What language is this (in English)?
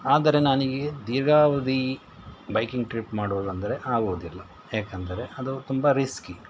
Kannada